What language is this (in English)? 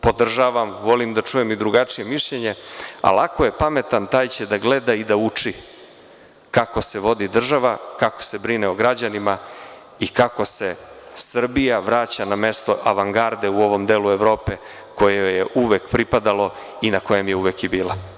Serbian